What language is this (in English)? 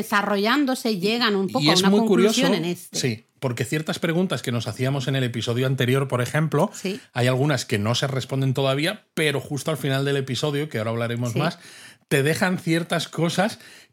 Spanish